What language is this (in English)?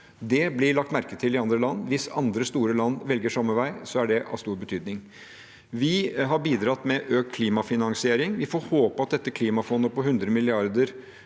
Norwegian